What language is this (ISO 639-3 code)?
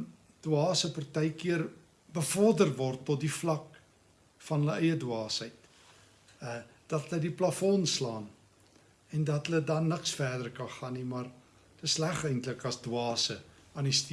nld